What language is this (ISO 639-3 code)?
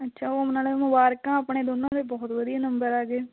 pan